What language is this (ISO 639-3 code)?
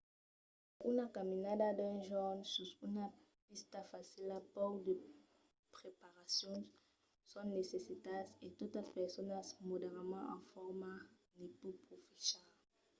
oci